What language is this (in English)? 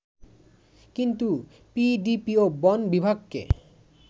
Bangla